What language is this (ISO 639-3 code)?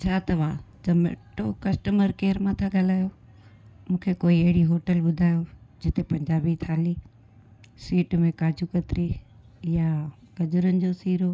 snd